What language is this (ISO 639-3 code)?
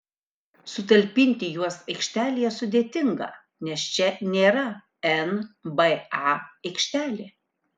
lit